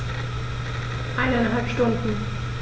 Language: German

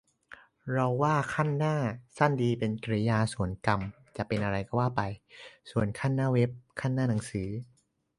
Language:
Thai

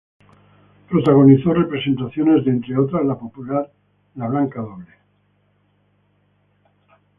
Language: Spanish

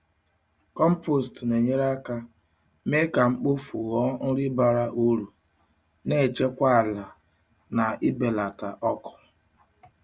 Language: Igbo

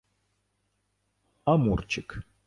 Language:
Ukrainian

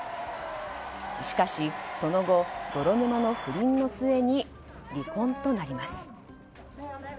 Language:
Japanese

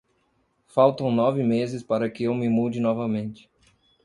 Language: Portuguese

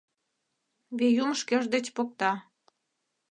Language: Mari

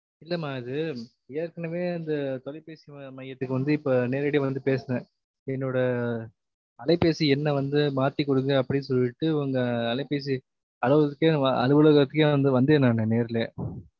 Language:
Tamil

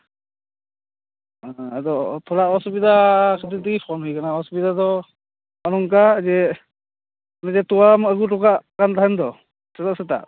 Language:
Santali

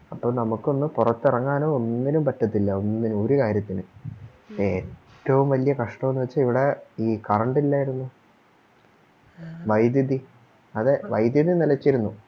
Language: Malayalam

